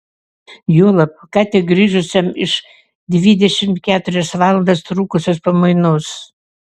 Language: Lithuanian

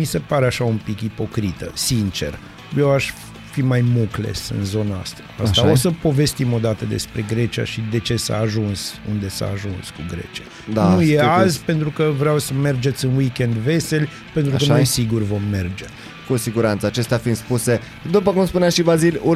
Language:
Romanian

